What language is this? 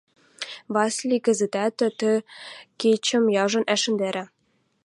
Western Mari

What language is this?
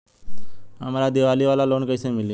Bhojpuri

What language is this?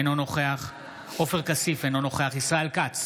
Hebrew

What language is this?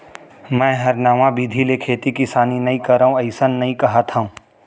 Chhattisgarhi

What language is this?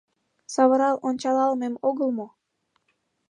Mari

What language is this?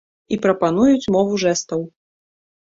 Belarusian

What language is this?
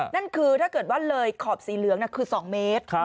Thai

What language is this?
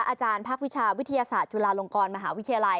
Thai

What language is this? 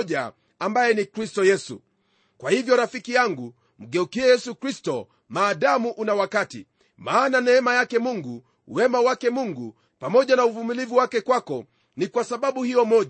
Swahili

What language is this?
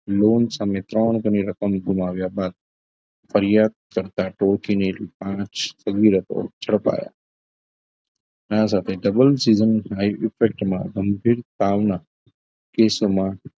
Gujarati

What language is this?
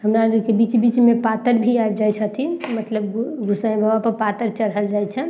Maithili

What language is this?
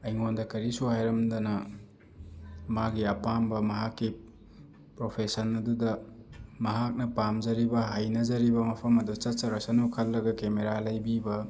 Manipuri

